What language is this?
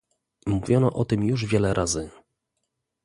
Polish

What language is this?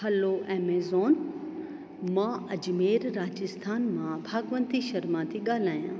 Sindhi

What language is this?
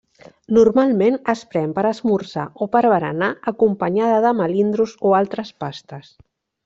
Catalan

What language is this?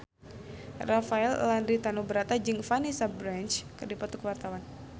Sundanese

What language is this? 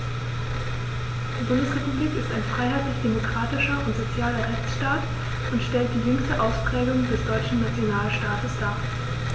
German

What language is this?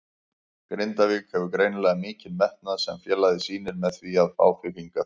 Icelandic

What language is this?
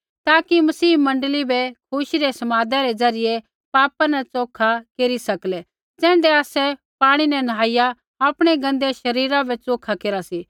Kullu Pahari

